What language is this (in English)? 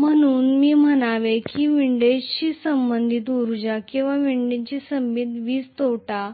Marathi